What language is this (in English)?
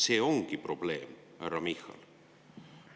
Estonian